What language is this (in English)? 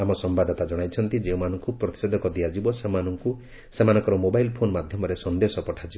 Odia